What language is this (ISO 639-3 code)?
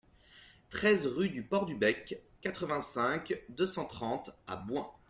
fra